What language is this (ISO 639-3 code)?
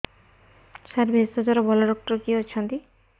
ori